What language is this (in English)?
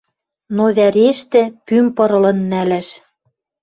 Western Mari